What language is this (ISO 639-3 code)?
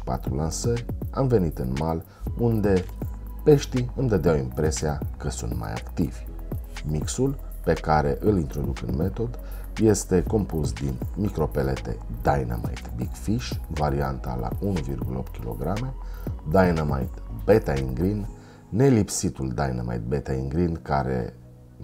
ron